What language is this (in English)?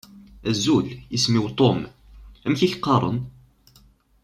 Kabyle